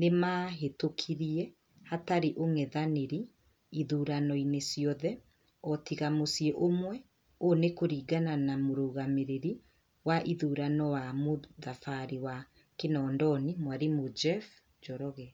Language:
Kikuyu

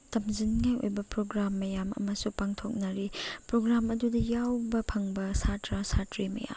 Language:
Manipuri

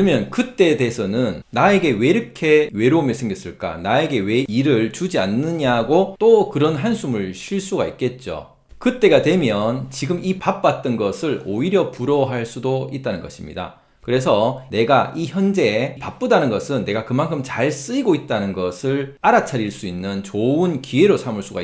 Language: Korean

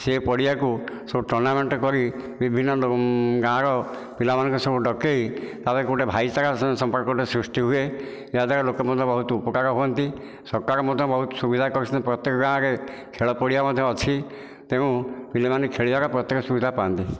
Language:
Odia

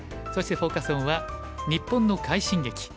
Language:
Japanese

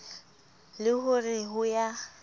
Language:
Southern Sotho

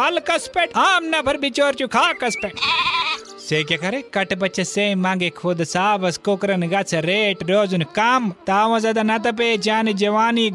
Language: Hindi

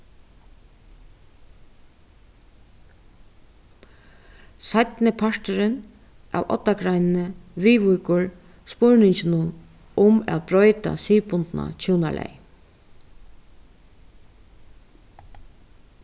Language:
Faroese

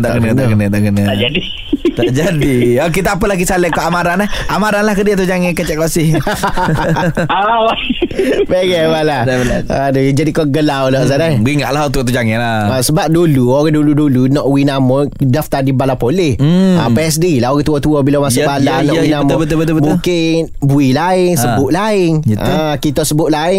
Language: Malay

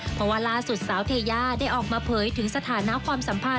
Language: Thai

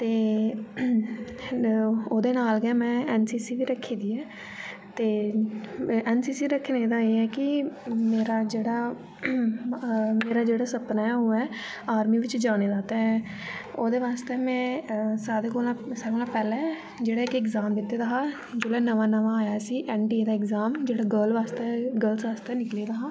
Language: Dogri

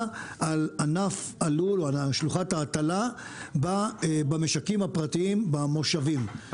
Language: Hebrew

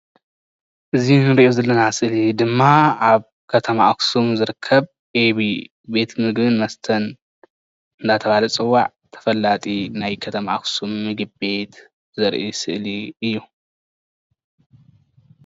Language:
Tigrinya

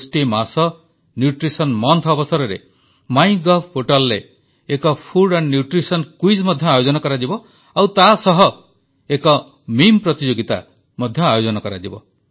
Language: Odia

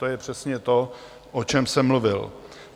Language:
Czech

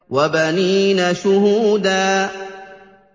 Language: Arabic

